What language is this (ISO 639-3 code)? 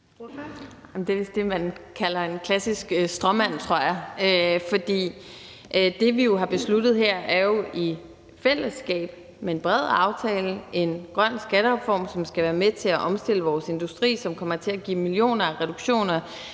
dan